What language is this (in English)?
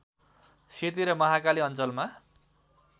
Nepali